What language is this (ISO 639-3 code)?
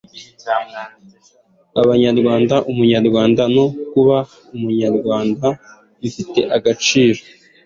kin